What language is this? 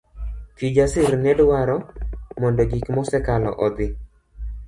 Luo (Kenya and Tanzania)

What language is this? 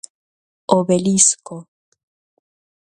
Galician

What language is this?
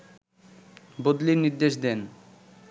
Bangla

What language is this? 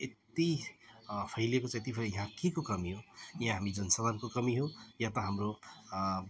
Nepali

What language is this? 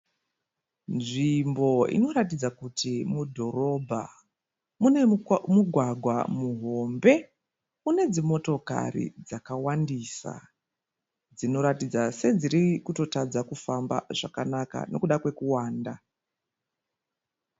Shona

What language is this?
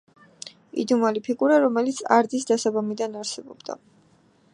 Georgian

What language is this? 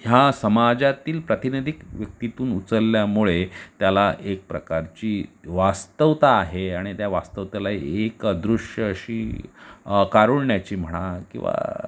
Marathi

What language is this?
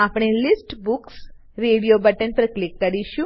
Gujarati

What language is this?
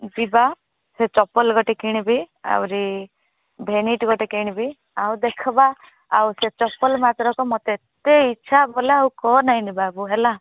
Odia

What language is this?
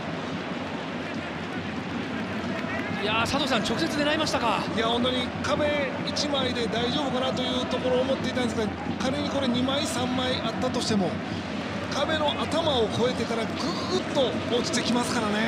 Japanese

